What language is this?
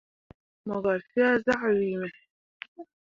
Mundang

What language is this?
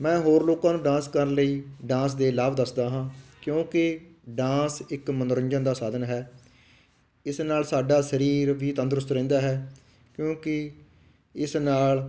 Punjabi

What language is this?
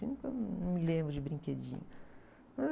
Portuguese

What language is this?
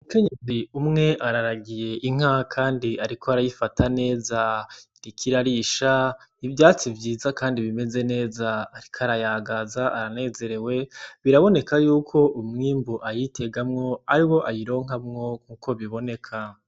Rundi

